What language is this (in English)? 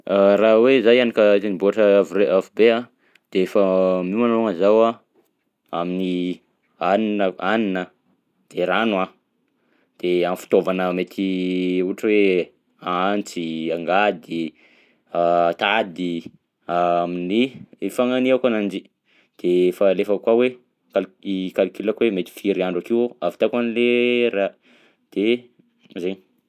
Southern Betsimisaraka Malagasy